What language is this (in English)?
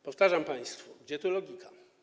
Polish